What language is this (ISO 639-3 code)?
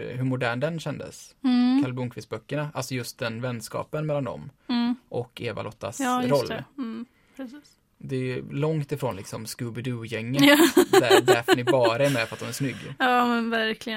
swe